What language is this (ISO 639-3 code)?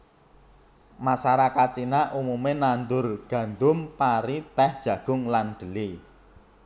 jav